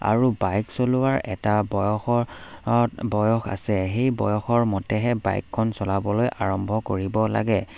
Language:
Assamese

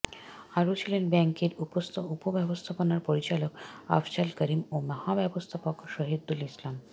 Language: Bangla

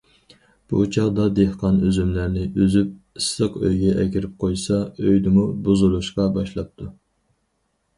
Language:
Uyghur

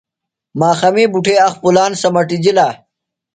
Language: Phalura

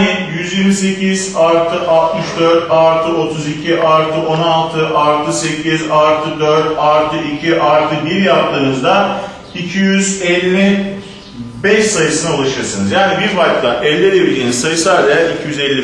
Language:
Turkish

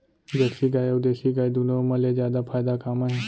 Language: Chhattisgarhi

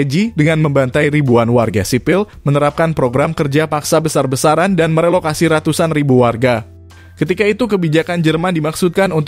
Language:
Indonesian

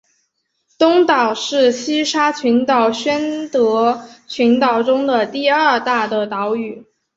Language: Chinese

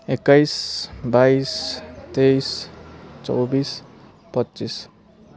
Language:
Nepali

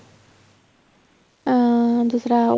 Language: Punjabi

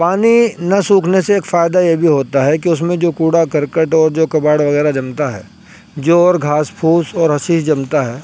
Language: Urdu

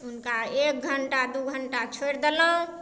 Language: Maithili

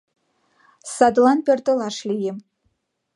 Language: Mari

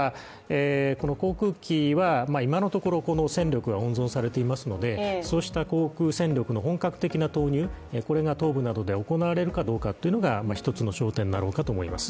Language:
Japanese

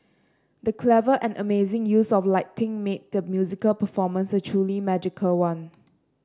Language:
English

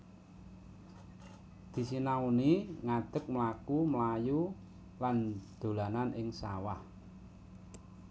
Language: Javanese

